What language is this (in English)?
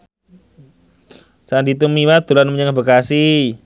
Javanese